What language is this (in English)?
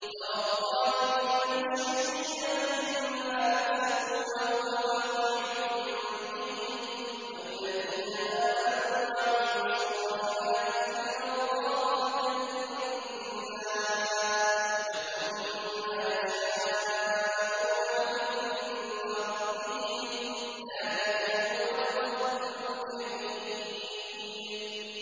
Arabic